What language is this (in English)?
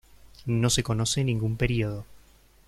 Spanish